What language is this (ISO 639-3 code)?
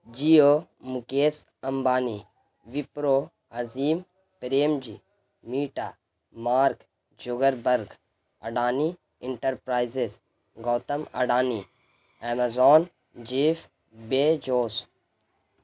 urd